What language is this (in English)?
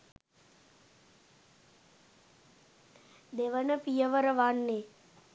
Sinhala